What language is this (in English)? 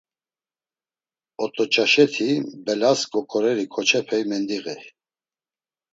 Laz